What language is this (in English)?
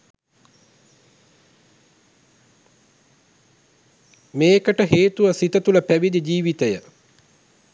Sinhala